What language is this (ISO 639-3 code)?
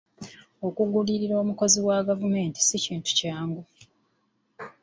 lug